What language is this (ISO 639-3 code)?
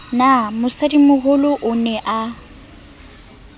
sot